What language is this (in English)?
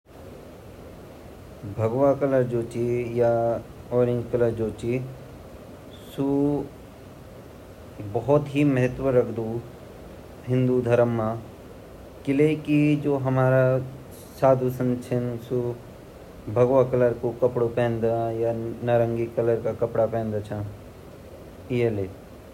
Garhwali